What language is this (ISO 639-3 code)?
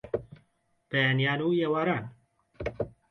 ckb